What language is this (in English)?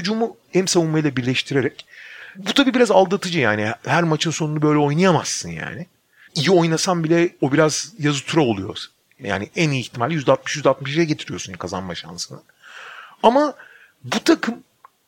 Turkish